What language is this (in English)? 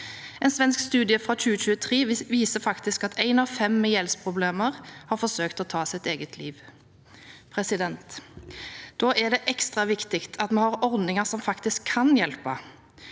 Norwegian